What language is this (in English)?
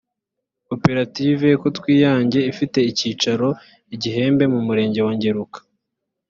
Kinyarwanda